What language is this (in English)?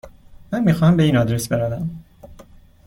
Persian